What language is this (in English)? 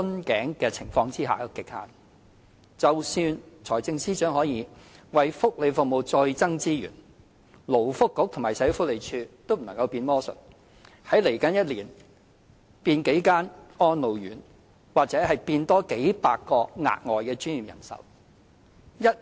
Cantonese